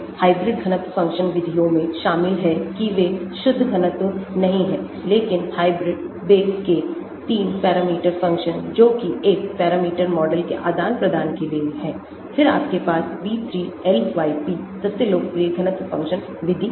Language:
Hindi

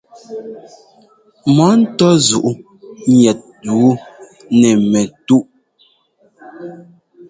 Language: Ngomba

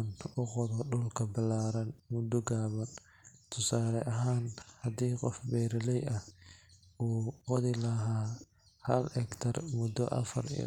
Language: Somali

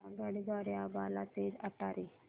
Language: Marathi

